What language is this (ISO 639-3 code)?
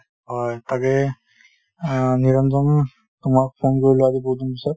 asm